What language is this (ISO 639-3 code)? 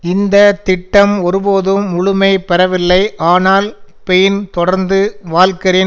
tam